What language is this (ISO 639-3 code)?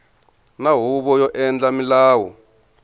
tso